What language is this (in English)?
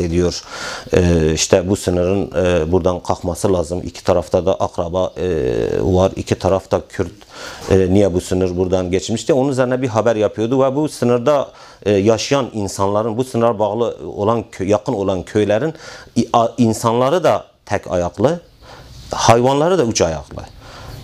Turkish